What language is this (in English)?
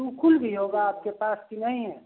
Hindi